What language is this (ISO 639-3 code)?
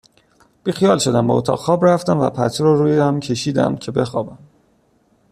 fas